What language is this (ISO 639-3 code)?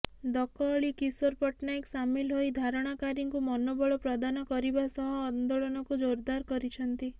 ori